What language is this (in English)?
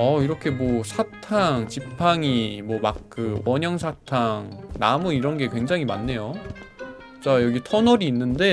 Korean